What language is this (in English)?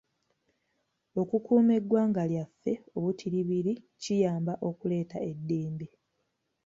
Ganda